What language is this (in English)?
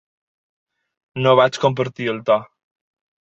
Catalan